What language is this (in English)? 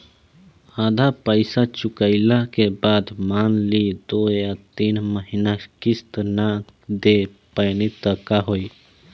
Bhojpuri